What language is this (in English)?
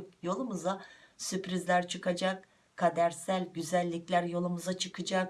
Turkish